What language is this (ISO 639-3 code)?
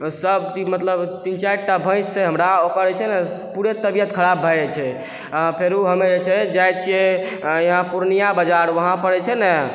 mai